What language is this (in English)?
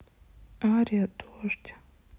Russian